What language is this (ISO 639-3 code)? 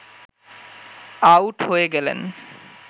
ben